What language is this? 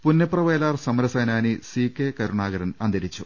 Malayalam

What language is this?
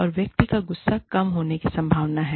Hindi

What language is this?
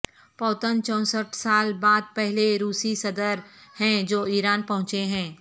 Urdu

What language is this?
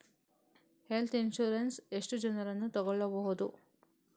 Kannada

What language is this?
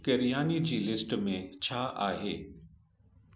Sindhi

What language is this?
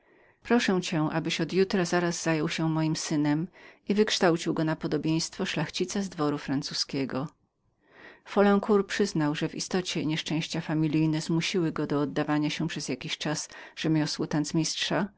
Polish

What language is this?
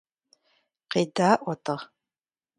Kabardian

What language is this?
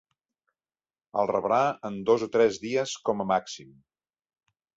Catalan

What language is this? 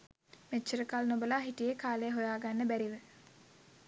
Sinhala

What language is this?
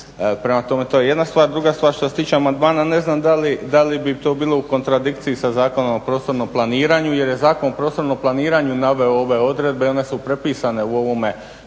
Croatian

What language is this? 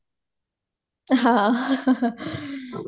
Odia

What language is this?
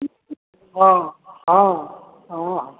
Maithili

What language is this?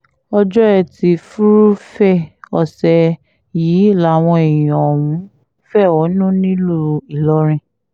Yoruba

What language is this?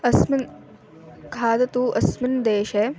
Sanskrit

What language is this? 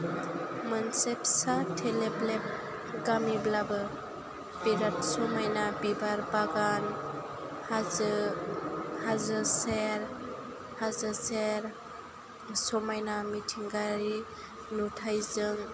Bodo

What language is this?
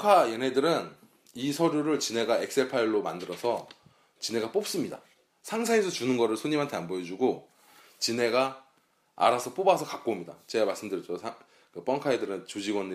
Korean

